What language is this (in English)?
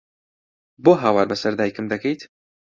Central Kurdish